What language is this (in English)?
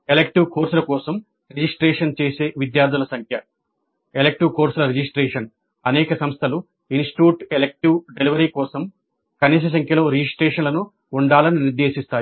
Telugu